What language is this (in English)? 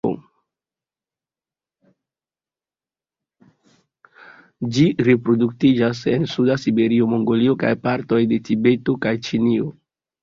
Esperanto